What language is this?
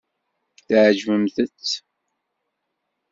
Kabyle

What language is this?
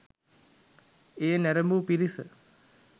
Sinhala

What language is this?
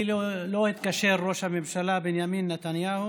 Hebrew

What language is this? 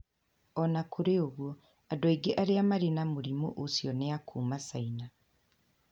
Kikuyu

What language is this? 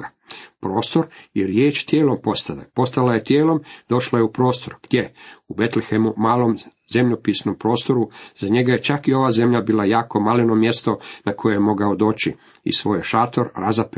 Croatian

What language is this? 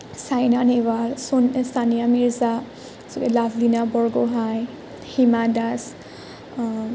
Assamese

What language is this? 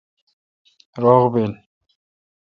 Kalkoti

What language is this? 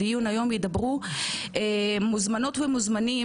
Hebrew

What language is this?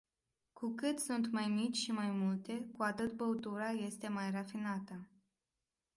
Romanian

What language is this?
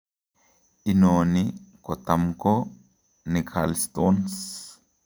Kalenjin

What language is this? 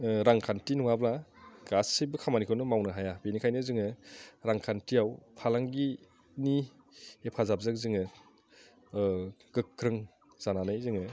Bodo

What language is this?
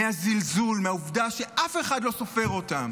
Hebrew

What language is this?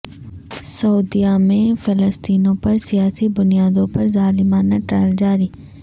Urdu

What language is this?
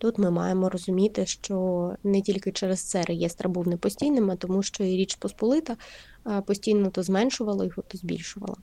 Ukrainian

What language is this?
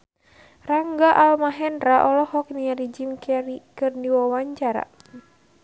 Sundanese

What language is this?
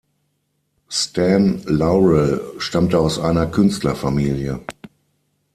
German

